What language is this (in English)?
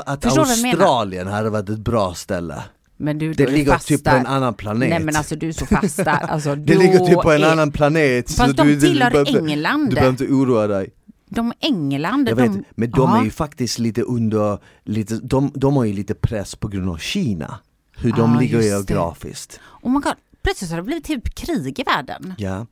Swedish